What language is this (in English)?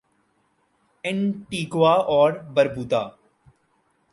Urdu